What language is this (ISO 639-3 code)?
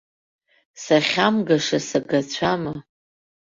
abk